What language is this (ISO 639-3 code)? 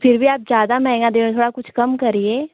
hin